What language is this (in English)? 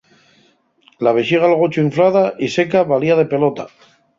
Asturian